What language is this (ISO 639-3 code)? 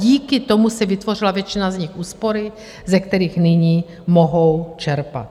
ces